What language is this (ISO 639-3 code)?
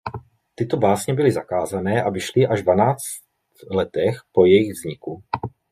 ces